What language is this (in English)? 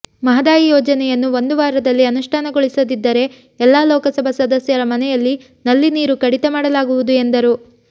Kannada